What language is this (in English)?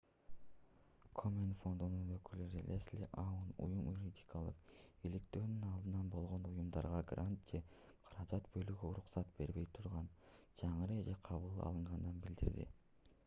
Kyrgyz